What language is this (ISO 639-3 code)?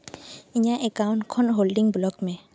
sat